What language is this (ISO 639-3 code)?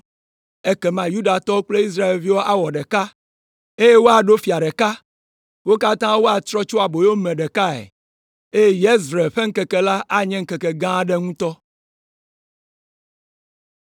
ewe